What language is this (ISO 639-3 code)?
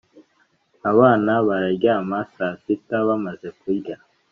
kin